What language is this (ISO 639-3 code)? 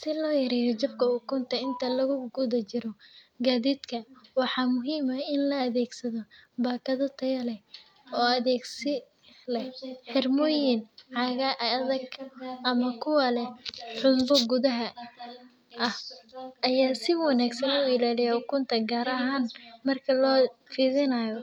som